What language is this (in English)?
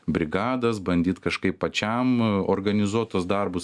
Lithuanian